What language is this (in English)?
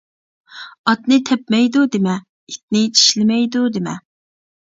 Uyghur